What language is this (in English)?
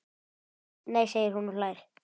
Icelandic